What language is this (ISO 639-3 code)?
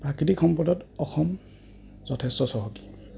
asm